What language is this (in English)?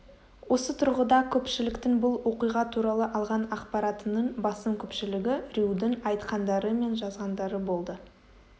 Kazakh